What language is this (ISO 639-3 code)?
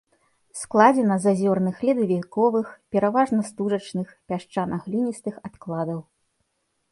bel